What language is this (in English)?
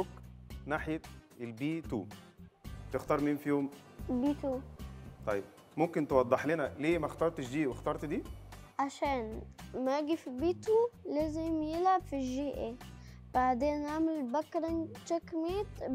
Arabic